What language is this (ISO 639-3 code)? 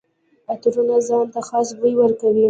pus